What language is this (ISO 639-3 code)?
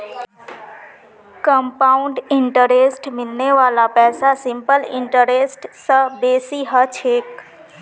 mag